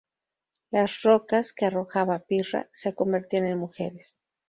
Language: Spanish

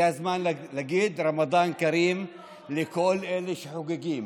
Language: Hebrew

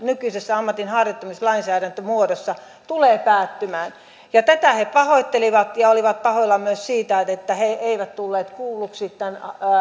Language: Finnish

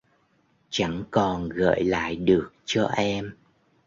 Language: Vietnamese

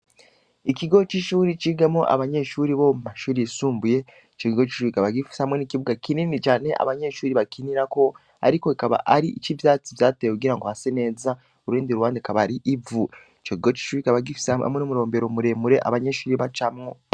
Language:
Rundi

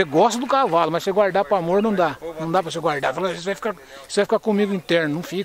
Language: Portuguese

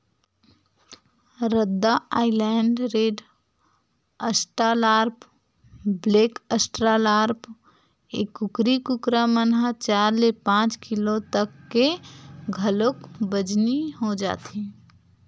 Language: Chhattisgarhi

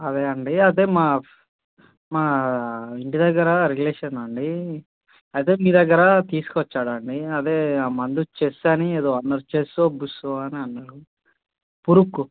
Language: Telugu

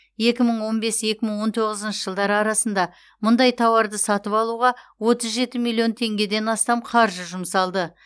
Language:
Kazakh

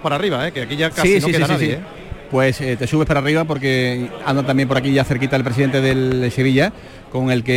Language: Spanish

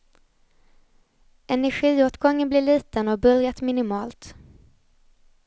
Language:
Swedish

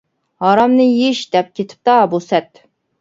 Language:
Uyghur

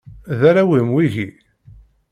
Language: Kabyle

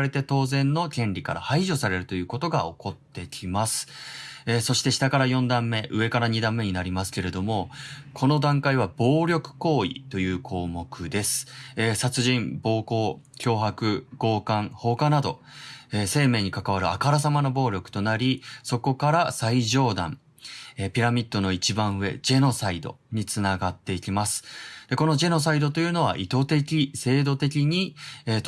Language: Japanese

